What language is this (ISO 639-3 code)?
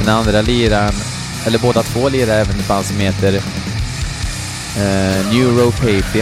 swe